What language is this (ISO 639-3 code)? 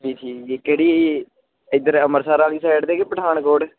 pan